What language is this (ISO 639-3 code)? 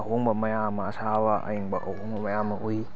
mni